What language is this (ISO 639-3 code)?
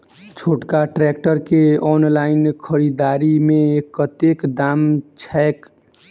mai